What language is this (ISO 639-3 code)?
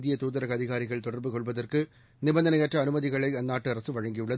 tam